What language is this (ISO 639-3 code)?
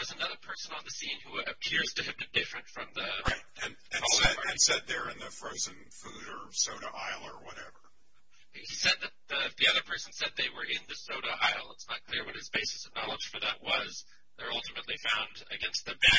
eng